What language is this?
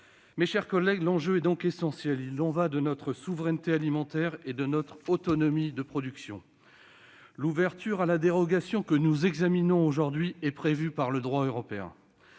French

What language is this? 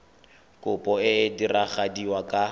Tswana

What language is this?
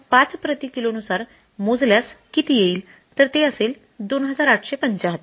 Marathi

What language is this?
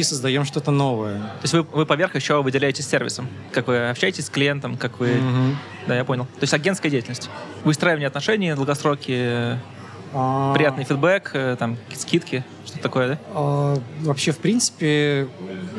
Russian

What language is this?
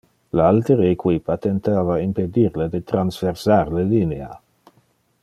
Interlingua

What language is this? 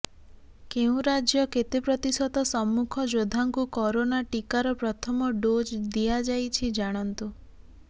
Odia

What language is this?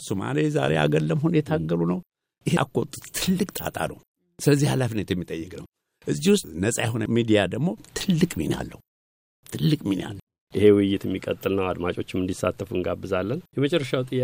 Amharic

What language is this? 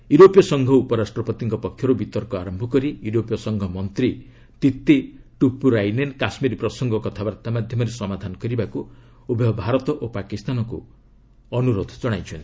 Odia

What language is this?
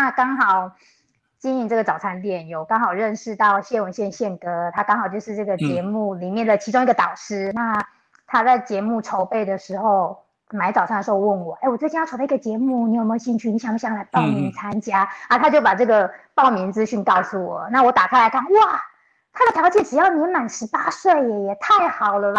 Chinese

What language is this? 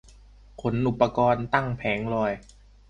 Thai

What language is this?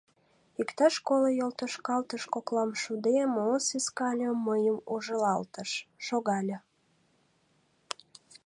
Mari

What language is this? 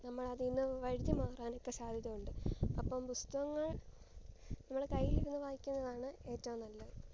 Malayalam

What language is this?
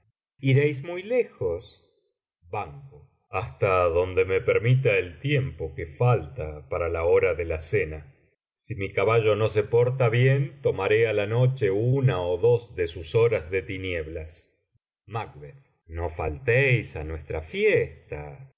Spanish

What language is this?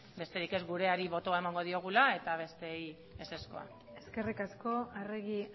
Basque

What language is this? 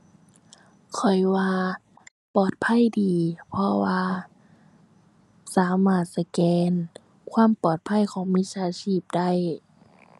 Thai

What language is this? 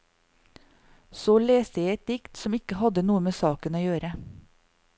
Norwegian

